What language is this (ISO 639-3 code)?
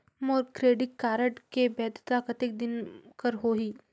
hne